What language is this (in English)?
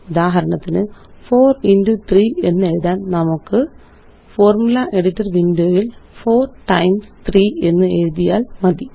Malayalam